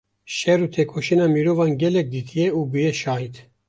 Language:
Kurdish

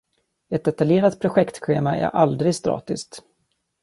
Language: Swedish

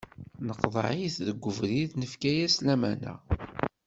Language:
Kabyle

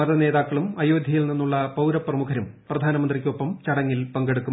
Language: Malayalam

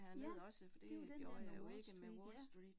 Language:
Danish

